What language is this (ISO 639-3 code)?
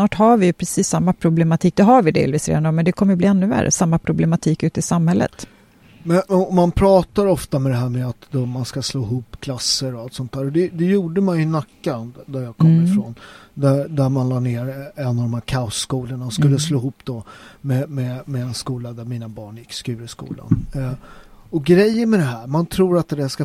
swe